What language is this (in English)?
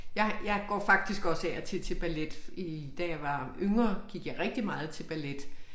Danish